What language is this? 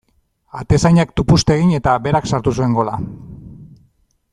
Basque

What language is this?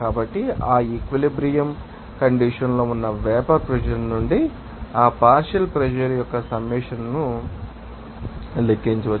Telugu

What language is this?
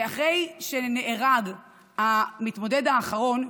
Hebrew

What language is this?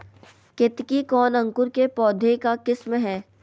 Magahi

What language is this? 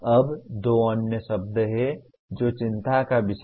Hindi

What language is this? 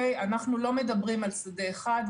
Hebrew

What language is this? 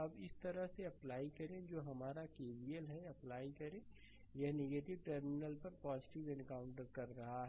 Hindi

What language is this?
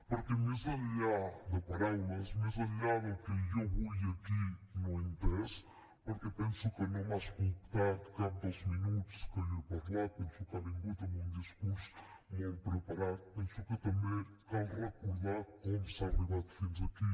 Catalan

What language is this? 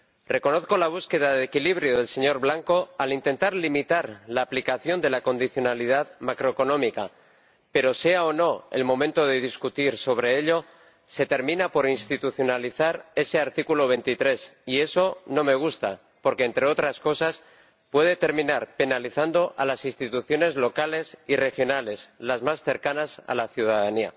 Spanish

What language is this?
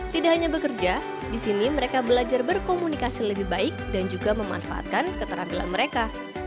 Indonesian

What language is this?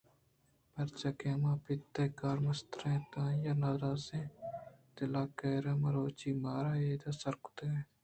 Eastern Balochi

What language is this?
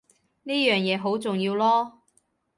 Cantonese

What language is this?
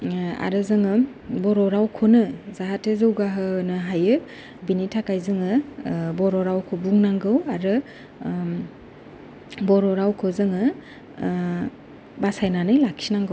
Bodo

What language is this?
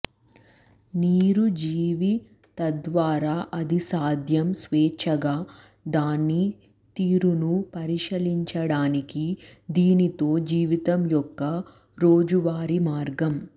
Telugu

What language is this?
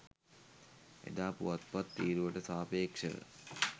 Sinhala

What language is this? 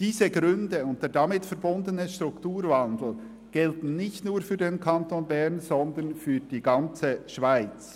Swiss German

